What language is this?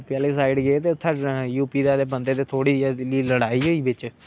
Dogri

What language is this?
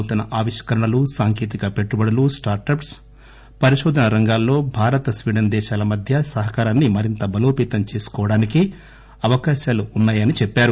Telugu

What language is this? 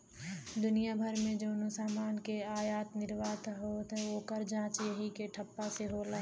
Bhojpuri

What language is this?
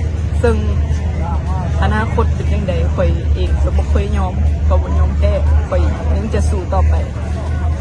Thai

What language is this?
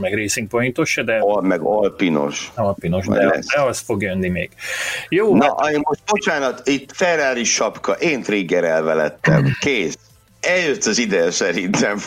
Hungarian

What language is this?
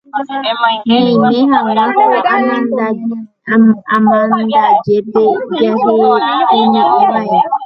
Guarani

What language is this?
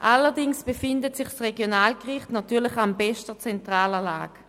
Swiss German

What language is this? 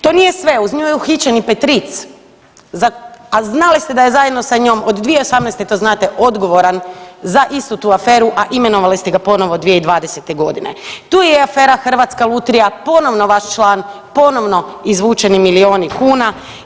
Croatian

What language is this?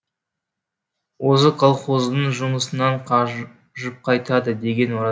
Kazakh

